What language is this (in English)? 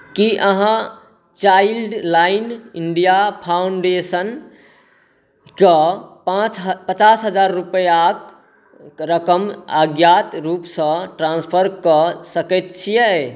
Maithili